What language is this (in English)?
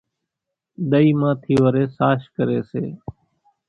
Kachi Koli